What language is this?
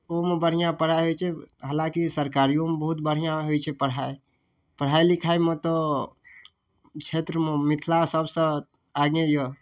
Maithili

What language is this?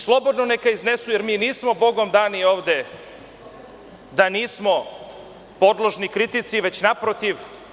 Serbian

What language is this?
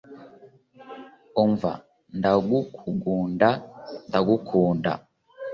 Kinyarwanda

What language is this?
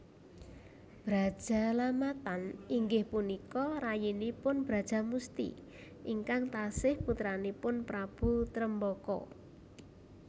Javanese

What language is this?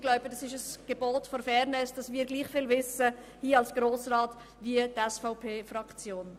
Swiss German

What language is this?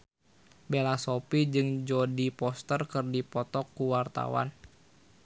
Sundanese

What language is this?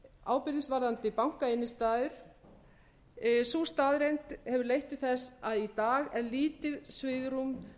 Icelandic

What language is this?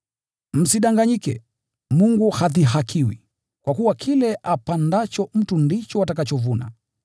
Swahili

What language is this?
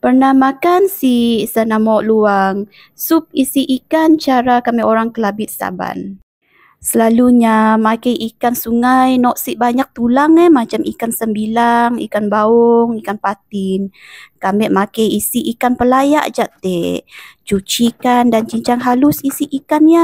Malay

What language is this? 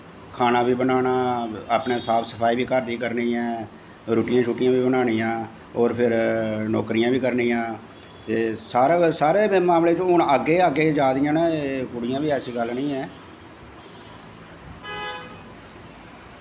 Dogri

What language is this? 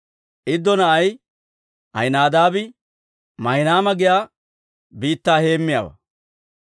Dawro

